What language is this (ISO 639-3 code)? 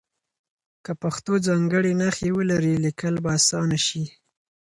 pus